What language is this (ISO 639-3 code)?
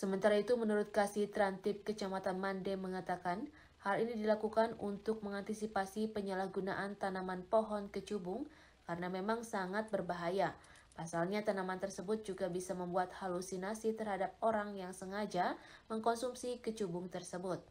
ind